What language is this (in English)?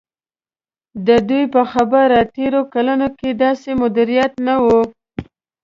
Pashto